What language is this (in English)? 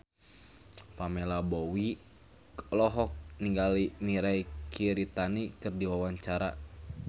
Sundanese